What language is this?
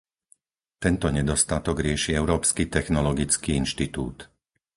Slovak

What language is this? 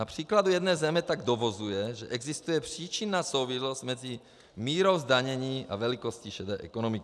Czech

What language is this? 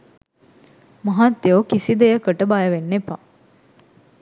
Sinhala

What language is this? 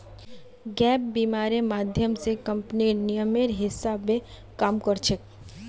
Magahi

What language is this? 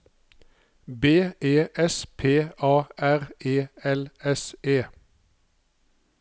Norwegian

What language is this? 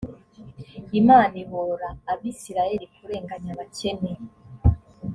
Kinyarwanda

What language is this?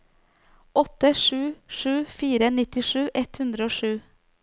Norwegian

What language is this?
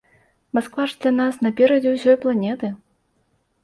Belarusian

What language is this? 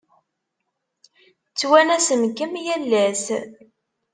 Kabyle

